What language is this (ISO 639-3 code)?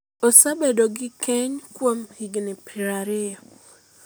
luo